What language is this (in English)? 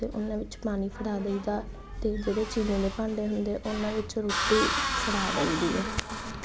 Punjabi